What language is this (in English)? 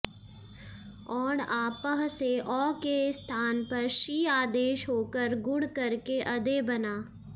Sanskrit